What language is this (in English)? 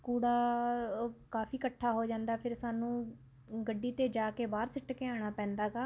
Punjabi